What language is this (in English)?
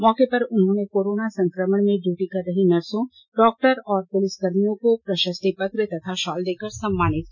Hindi